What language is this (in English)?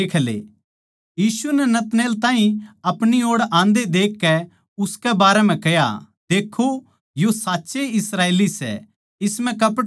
Haryanvi